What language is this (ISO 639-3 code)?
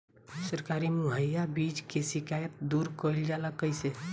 bho